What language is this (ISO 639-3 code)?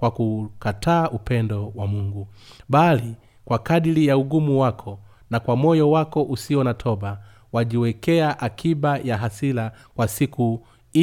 swa